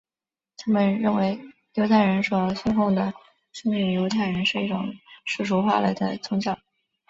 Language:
Chinese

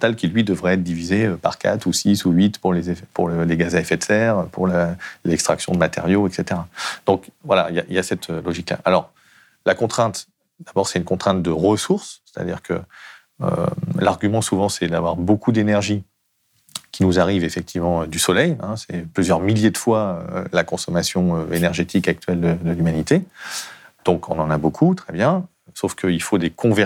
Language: French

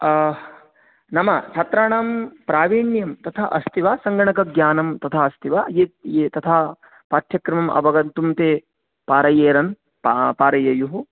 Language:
Sanskrit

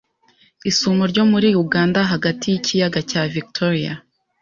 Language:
Kinyarwanda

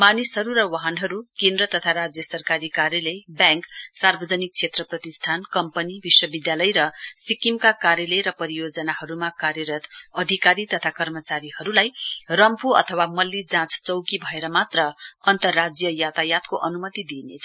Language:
Nepali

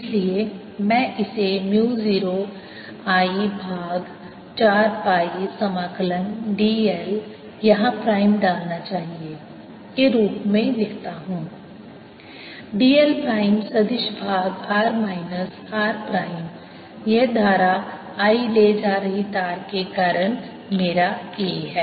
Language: Hindi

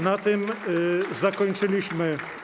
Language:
Polish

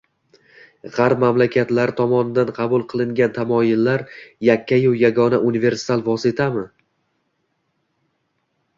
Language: Uzbek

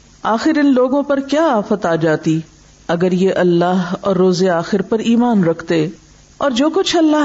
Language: Urdu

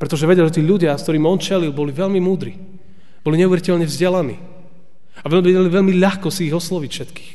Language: Slovak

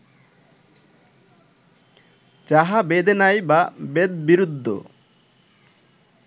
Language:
Bangla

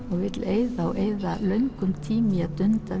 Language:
Icelandic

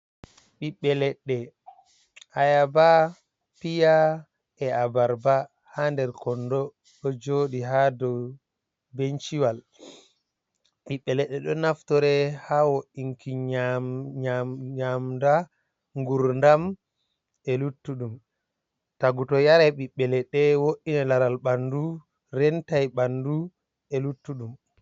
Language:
Fula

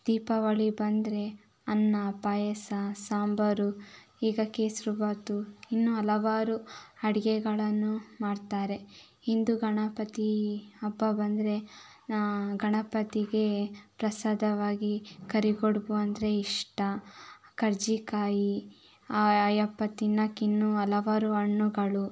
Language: Kannada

